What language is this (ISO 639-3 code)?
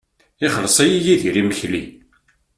kab